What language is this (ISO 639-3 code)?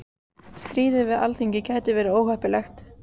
isl